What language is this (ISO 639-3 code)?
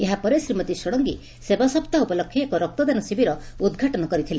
ori